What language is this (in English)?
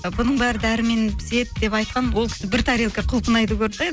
Kazakh